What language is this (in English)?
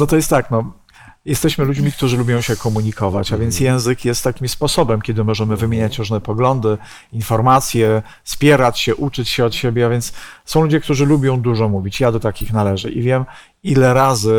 Polish